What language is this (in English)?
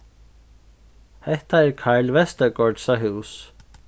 Faroese